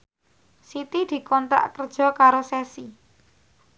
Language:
Javanese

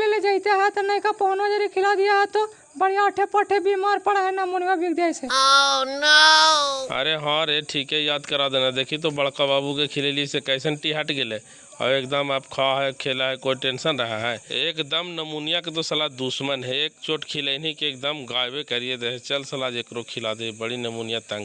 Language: Hindi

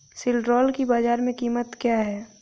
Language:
Hindi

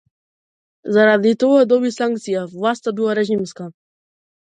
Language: Macedonian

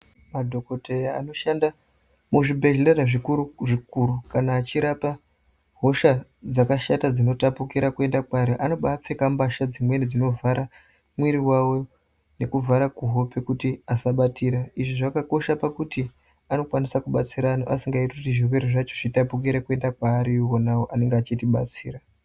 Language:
Ndau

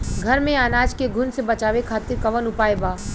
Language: Bhojpuri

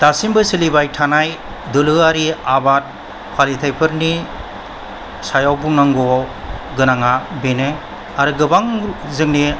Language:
Bodo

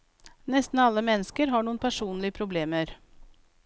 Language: Norwegian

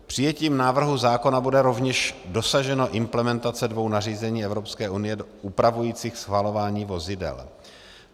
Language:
Czech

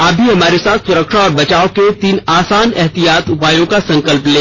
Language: Hindi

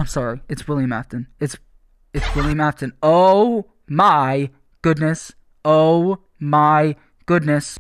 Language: Polish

